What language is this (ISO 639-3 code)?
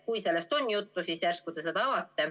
est